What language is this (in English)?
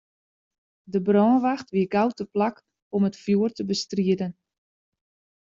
Western Frisian